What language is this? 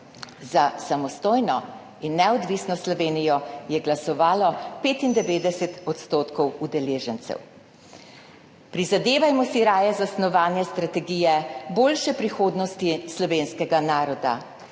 Slovenian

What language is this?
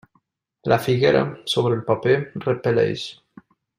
Catalan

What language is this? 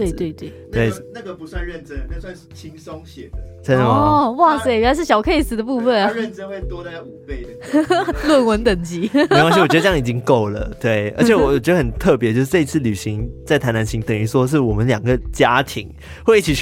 Chinese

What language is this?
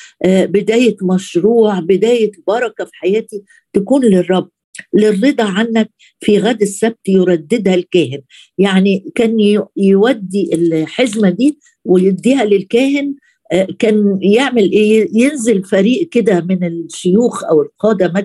Arabic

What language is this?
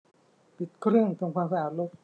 Thai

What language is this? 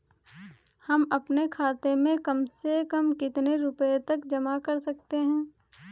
Hindi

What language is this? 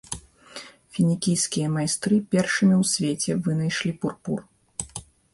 Belarusian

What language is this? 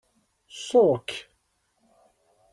Kabyle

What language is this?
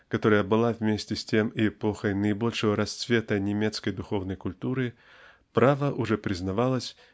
Russian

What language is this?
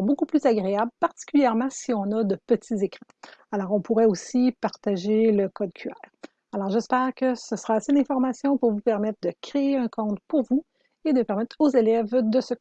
French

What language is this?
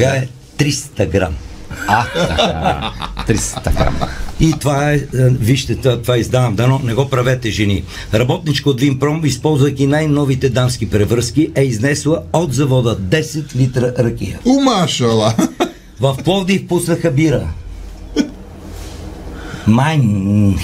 Bulgarian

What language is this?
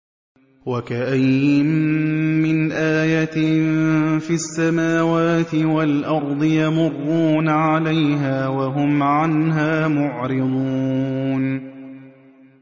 Arabic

